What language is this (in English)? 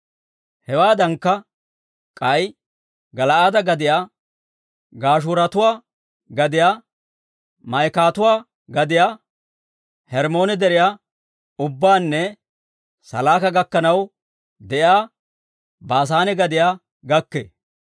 Dawro